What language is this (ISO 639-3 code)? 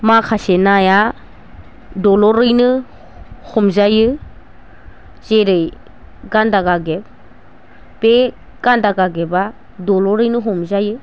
brx